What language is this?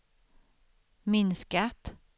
Swedish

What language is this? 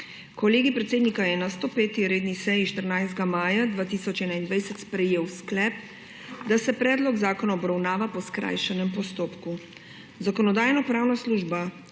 Slovenian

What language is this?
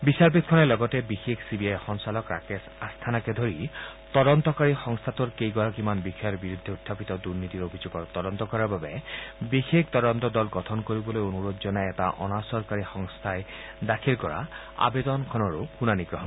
Assamese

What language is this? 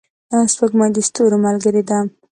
Pashto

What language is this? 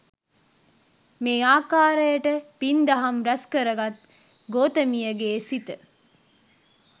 Sinhala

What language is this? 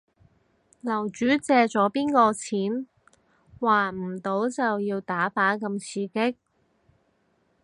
Cantonese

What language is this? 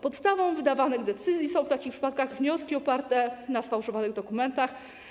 Polish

